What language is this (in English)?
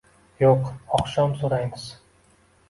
Uzbek